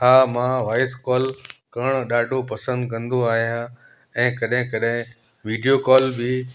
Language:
Sindhi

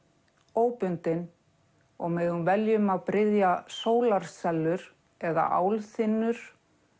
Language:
Icelandic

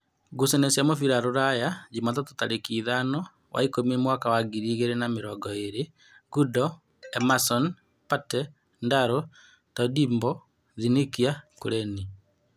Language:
Kikuyu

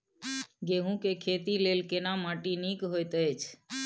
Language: Maithili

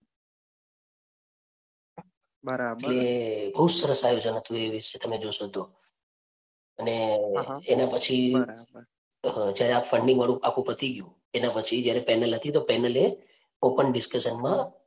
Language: Gujarati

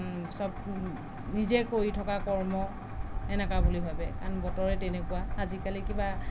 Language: Assamese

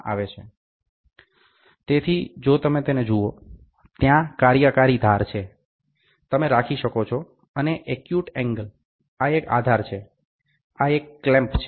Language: Gujarati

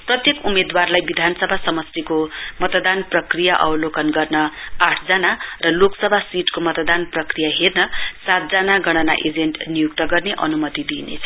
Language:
Nepali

